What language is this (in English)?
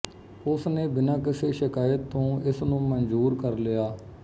Punjabi